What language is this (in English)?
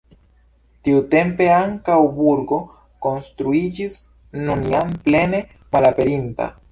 Esperanto